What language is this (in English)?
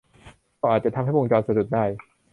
Thai